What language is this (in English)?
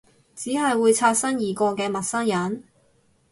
Cantonese